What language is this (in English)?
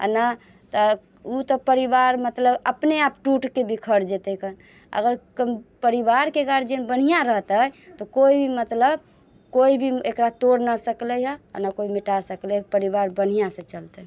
Maithili